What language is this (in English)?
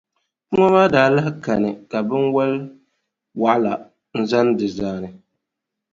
Dagbani